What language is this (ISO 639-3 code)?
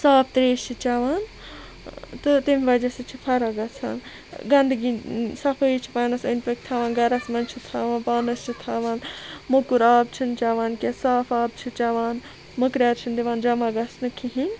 kas